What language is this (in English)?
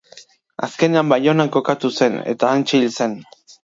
Basque